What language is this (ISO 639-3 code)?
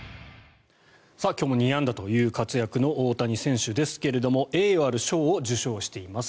jpn